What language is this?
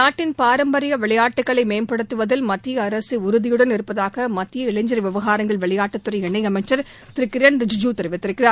Tamil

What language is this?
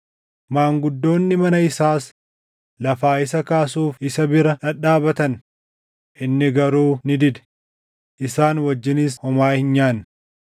Oromo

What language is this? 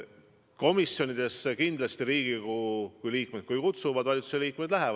Estonian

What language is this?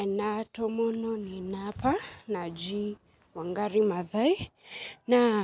Masai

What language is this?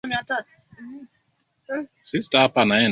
Swahili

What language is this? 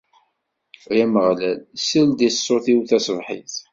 Kabyle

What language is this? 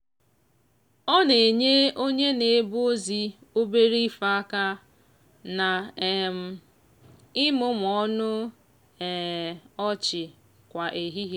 Igbo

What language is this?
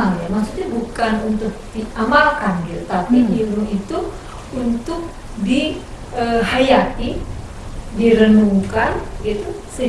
Indonesian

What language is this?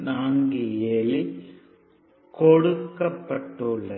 Tamil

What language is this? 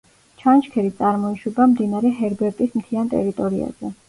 Georgian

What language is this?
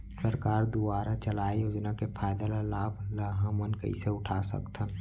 Chhattisgarhi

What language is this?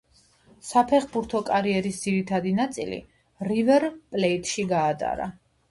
Georgian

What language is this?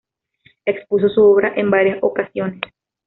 Spanish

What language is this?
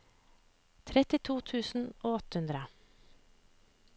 Norwegian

